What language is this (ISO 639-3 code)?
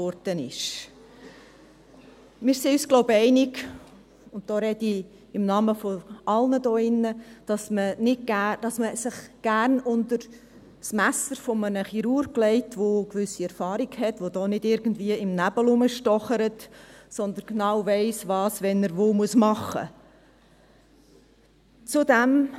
gsw